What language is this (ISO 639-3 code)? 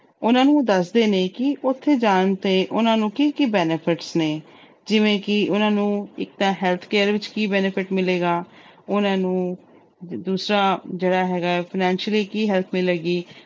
pan